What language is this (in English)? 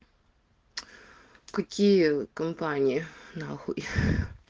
Russian